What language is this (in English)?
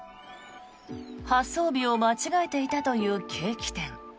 Japanese